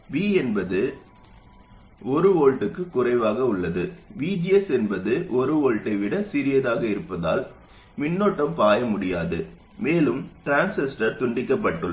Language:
Tamil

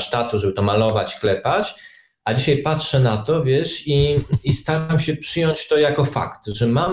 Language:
Polish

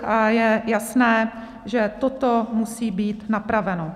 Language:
Czech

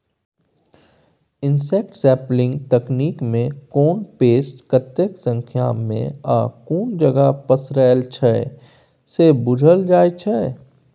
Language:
Maithili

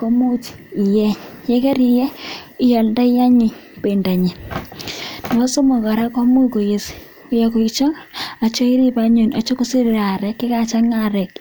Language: Kalenjin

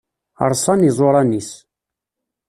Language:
Kabyle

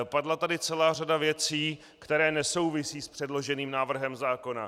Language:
Czech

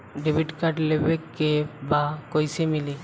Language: Bhojpuri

